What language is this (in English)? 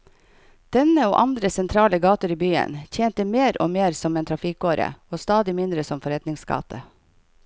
Norwegian